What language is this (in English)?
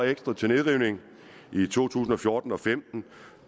Danish